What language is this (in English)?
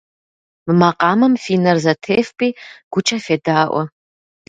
Kabardian